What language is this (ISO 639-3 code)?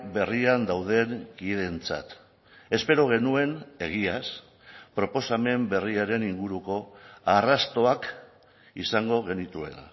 eus